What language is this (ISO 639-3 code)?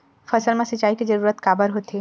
hne